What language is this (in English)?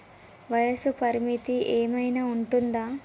Telugu